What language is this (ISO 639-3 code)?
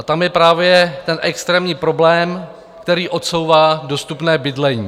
ces